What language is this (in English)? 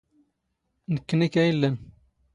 Standard Moroccan Tamazight